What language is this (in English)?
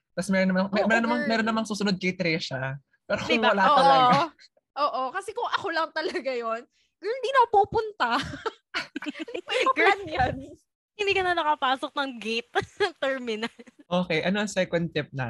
Filipino